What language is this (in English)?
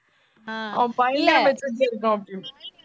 Tamil